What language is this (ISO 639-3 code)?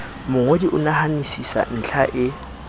sot